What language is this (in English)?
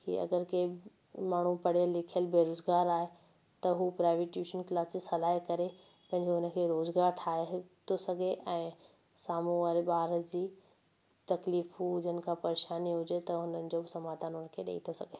Sindhi